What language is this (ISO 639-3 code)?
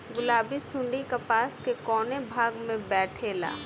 bho